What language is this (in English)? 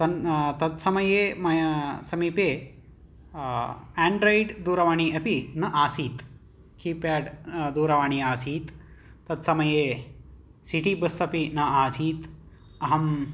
Sanskrit